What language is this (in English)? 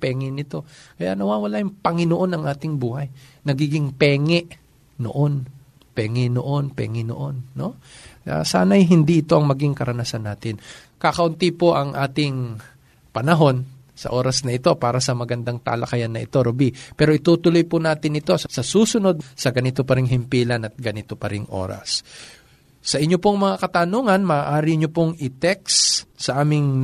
Filipino